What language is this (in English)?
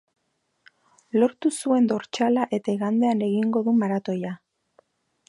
Basque